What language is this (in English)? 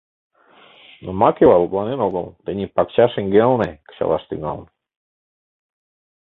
Mari